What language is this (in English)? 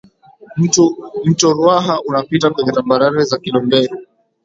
Swahili